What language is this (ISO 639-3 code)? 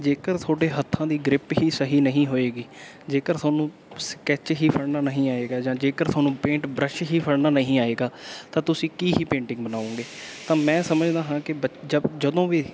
pan